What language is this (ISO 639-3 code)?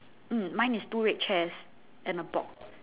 eng